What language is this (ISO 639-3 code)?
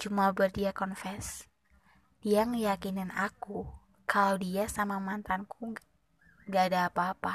ind